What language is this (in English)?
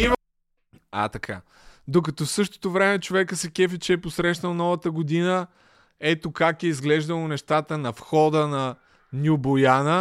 Bulgarian